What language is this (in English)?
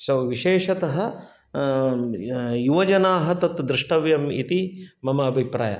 Sanskrit